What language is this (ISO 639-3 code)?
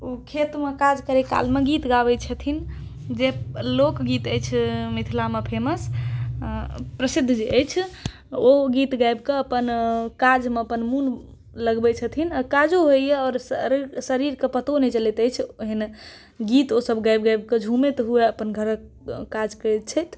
mai